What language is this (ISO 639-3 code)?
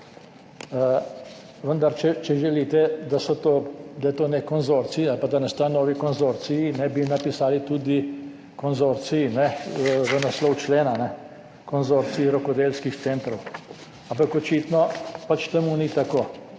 slv